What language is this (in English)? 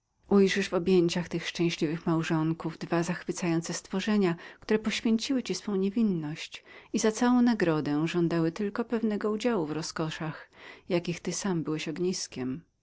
Polish